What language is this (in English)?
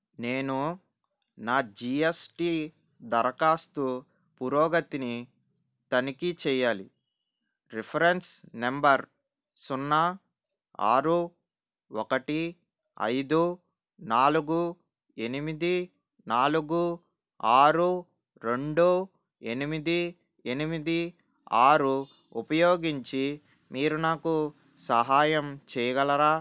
Telugu